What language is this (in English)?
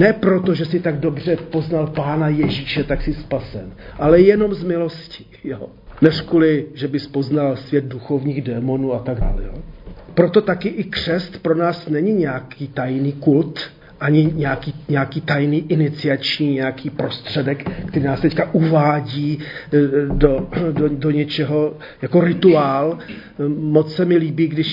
Czech